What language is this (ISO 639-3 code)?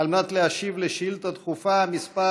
heb